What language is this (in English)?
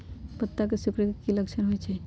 Magahi